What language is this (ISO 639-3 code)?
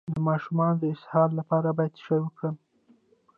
pus